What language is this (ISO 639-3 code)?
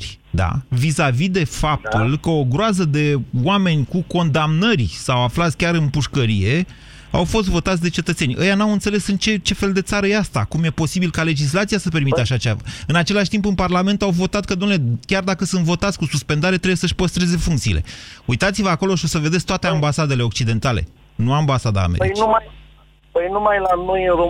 ron